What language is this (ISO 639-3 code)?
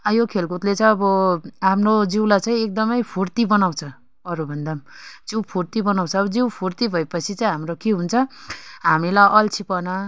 nep